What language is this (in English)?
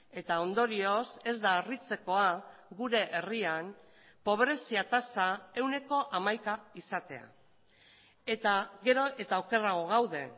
Basque